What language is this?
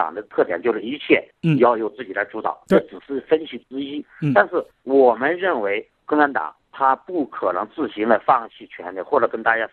Chinese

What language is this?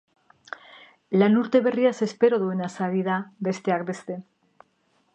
Basque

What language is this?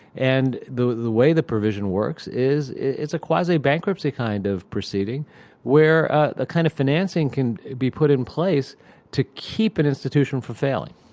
English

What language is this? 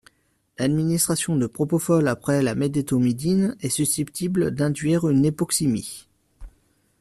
French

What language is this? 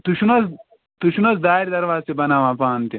Kashmiri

